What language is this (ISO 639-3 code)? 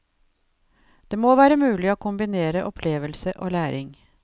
nor